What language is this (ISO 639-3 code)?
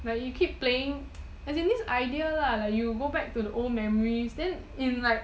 eng